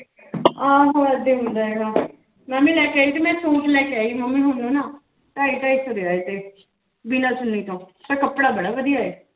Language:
Punjabi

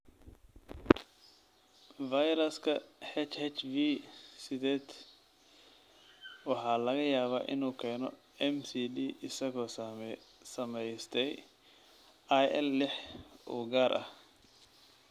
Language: Somali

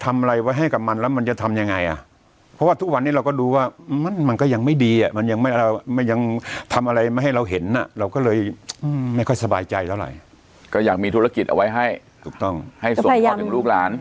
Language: Thai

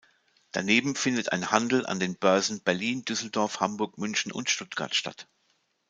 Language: German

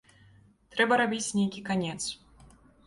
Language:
Belarusian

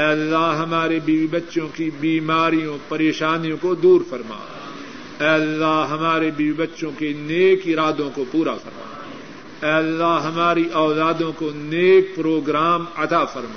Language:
Urdu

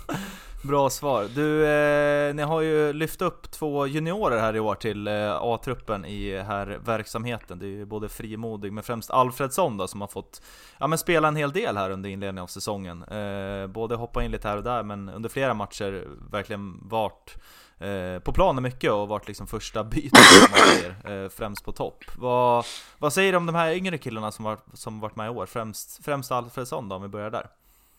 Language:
Swedish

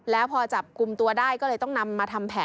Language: Thai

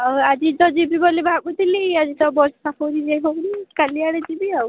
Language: Odia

